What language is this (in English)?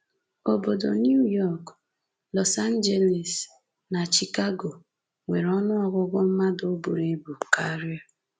Igbo